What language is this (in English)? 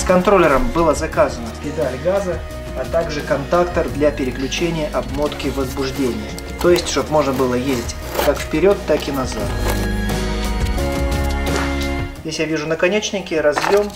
Russian